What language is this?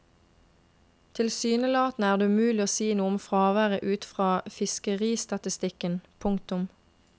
Norwegian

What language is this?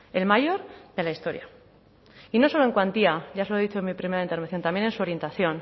Spanish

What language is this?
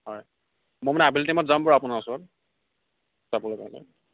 Assamese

